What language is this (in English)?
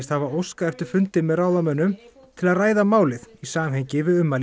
Icelandic